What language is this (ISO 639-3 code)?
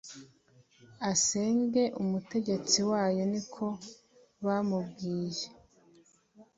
kin